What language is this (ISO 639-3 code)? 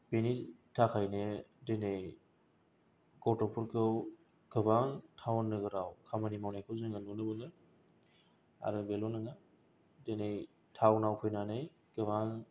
brx